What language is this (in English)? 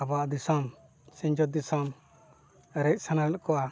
Santali